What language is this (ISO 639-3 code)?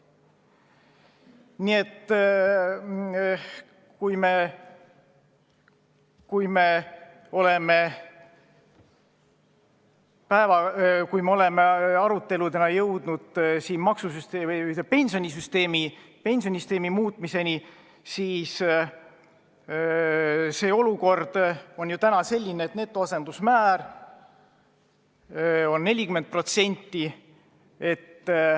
est